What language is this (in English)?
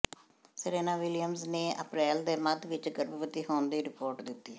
Punjabi